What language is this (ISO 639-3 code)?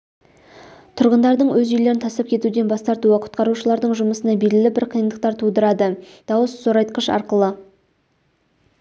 kaz